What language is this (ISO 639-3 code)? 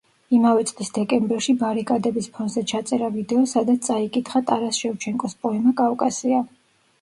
kat